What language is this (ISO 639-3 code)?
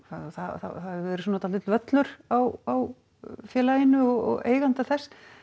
isl